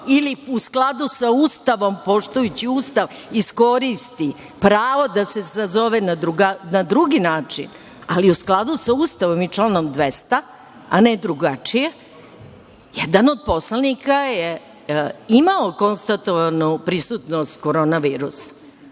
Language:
Serbian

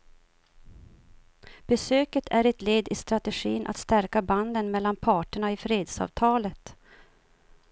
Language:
Swedish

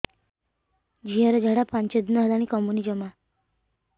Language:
Odia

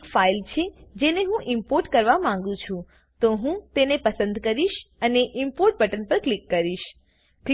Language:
Gujarati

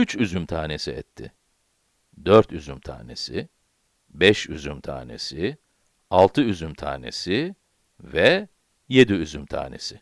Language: Turkish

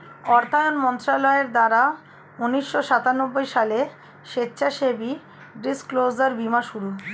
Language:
Bangla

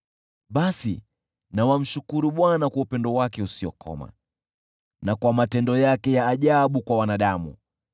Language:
Swahili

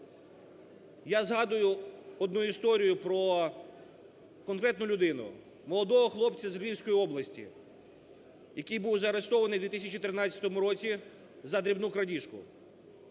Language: Ukrainian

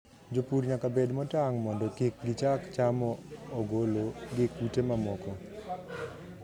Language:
Luo (Kenya and Tanzania)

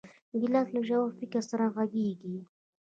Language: Pashto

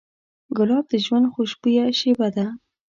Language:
Pashto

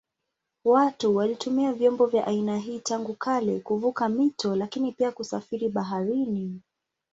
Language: Swahili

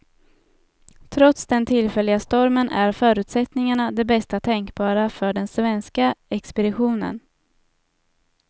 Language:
Swedish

